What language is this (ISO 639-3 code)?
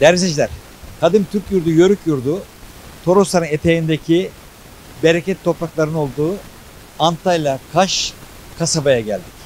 tur